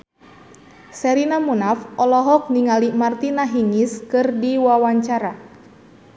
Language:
Sundanese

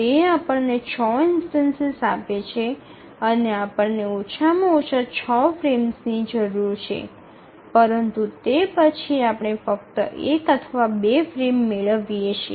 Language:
Gujarati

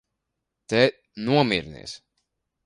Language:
Latvian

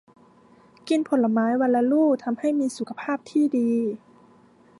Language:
Thai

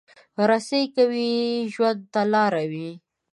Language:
Pashto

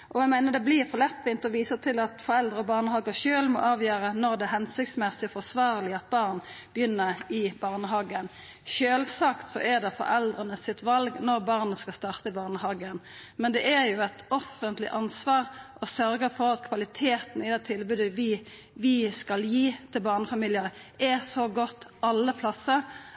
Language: Norwegian Nynorsk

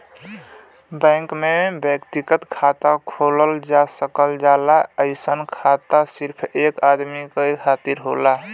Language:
Bhojpuri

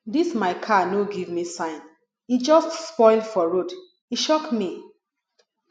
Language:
Nigerian Pidgin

